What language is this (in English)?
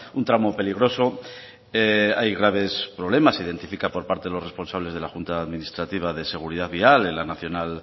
Spanish